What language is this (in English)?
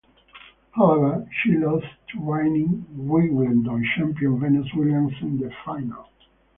English